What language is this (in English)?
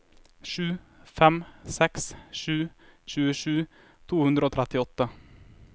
Norwegian